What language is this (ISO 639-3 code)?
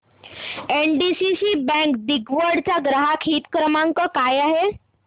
mar